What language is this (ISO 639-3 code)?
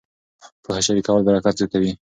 pus